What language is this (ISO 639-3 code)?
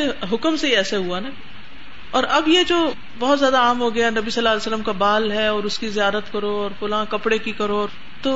urd